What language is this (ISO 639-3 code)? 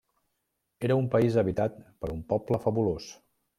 cat